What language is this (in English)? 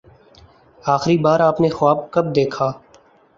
Urdu